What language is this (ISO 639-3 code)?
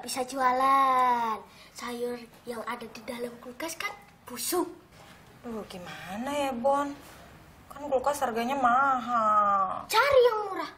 ind